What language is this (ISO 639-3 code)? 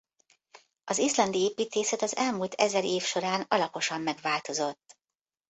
hun